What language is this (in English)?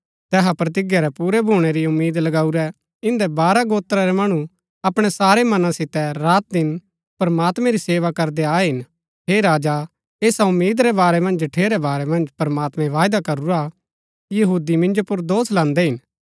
Gaddi